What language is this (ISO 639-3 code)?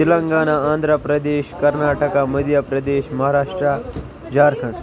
kas